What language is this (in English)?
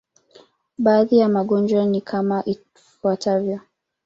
Swahili